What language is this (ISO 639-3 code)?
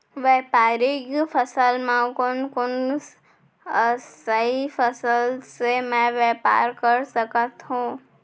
hne